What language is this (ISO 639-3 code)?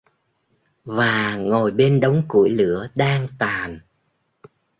vie